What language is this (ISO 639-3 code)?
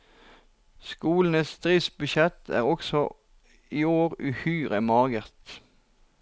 nor